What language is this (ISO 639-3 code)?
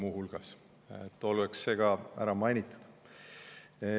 est